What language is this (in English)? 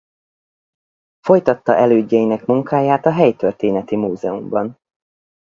Hungarian